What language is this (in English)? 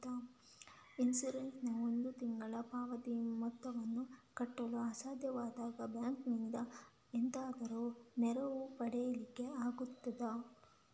Kannada